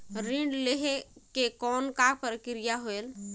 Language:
Chhattisgarhi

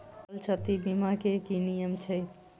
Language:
Maithili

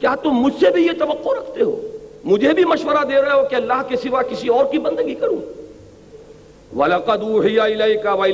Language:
Urdu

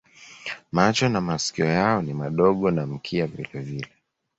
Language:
Swahili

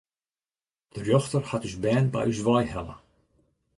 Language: Western Frisian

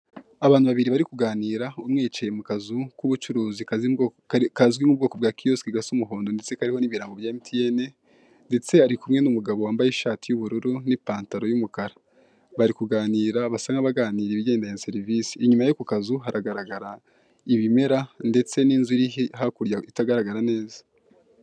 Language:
Kinyarwanda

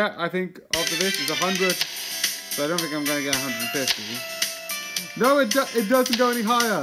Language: English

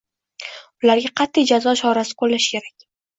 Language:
Uzbek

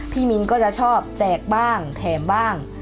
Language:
Thai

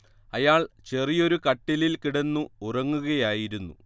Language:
Malayalam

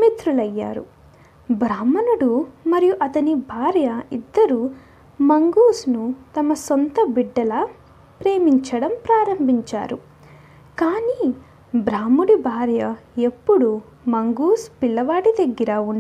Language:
Telugu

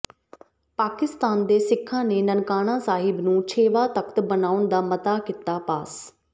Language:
Punjabi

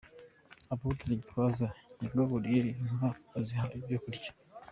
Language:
Kinyarwanda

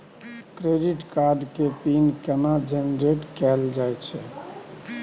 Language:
Maithili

